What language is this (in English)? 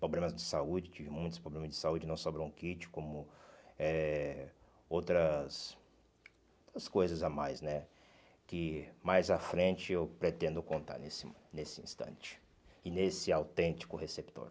Portuguese